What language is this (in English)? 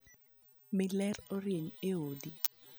Luo (Kenya and Tanzania)